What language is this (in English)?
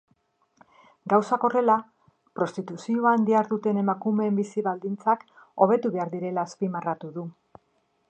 Basque